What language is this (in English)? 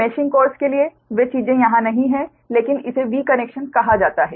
Hindi